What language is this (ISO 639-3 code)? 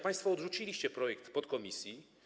pol